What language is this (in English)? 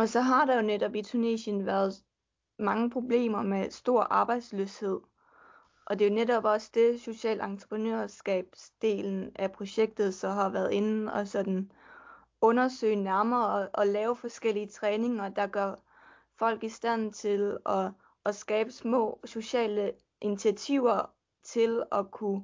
Danish